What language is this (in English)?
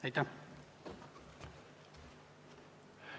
Estonian